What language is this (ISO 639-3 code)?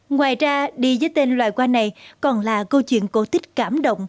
vie